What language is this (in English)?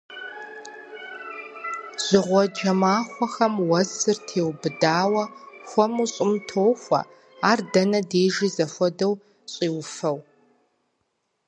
Kabardian